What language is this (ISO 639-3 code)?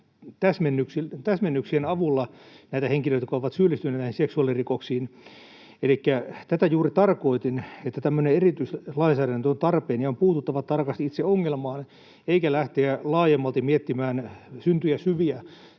fin